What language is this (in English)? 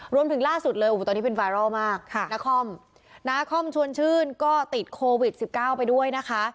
Thai